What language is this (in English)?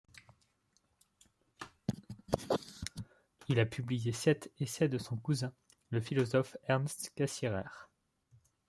French